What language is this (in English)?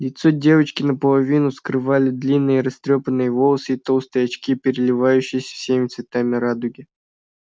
Russian